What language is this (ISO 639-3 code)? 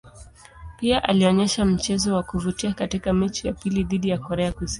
swa